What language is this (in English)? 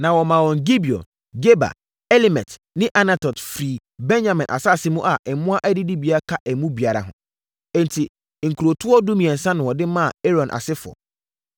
Akan